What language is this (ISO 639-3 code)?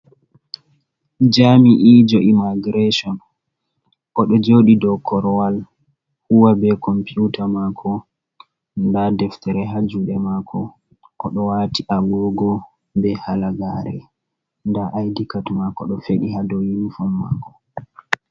ful